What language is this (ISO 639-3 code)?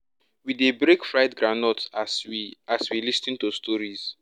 pcm